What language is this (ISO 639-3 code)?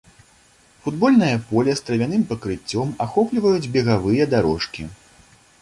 bel